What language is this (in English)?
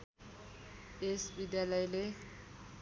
Nepali